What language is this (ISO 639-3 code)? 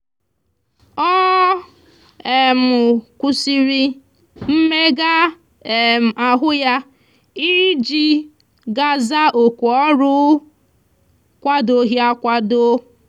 ibo